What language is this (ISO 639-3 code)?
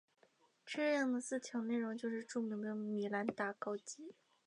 zho